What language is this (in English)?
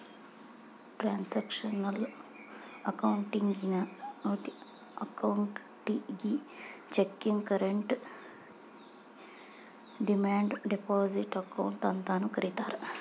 Kannada